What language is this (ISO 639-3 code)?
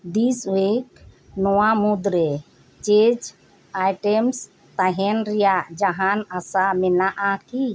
sat